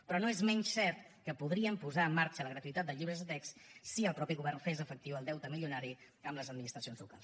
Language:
Catalan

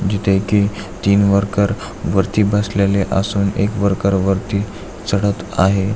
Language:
Marathi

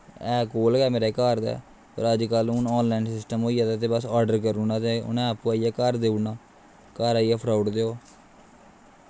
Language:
Dogri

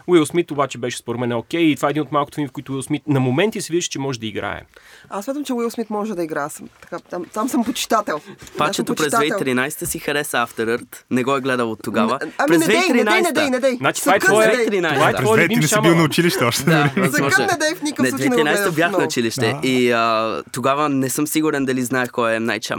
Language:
Bulgarian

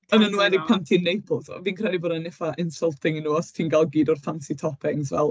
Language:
Welsh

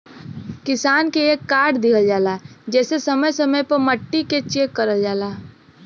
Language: Bhojpuri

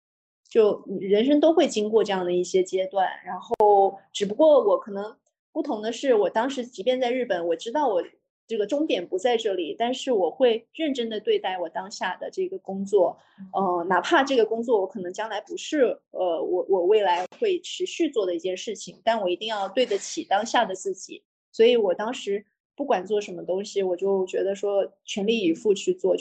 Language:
Chinese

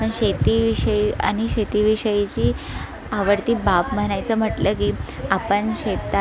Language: Marathi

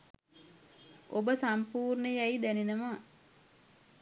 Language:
Sinhala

